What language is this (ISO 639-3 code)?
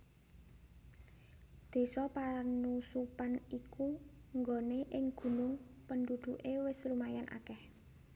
jav